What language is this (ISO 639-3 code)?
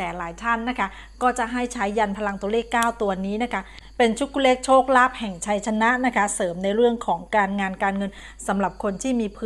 tha